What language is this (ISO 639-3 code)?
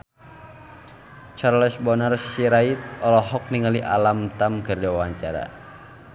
sun